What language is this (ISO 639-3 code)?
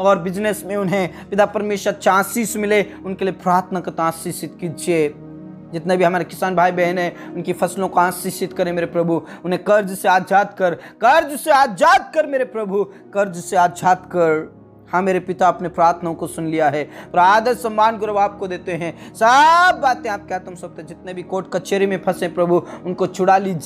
hin